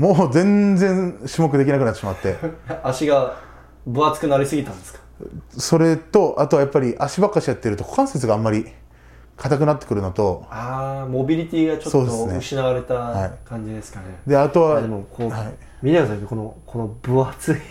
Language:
Japanese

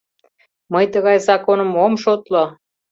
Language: Mari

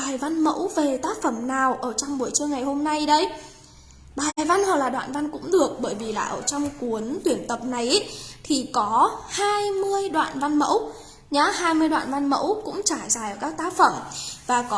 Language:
Vietnamese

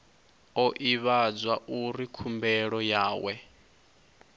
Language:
Venda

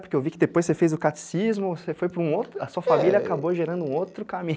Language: Portuguese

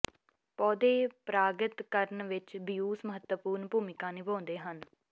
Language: Punjabi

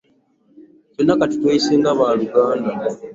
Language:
Ganda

